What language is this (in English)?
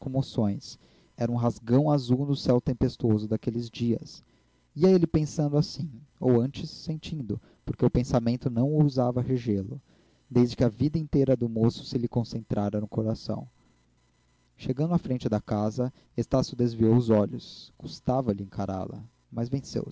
Portuguese